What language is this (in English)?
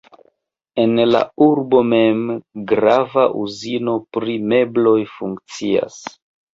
Esperanto